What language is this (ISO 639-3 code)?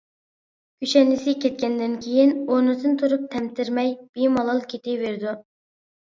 uig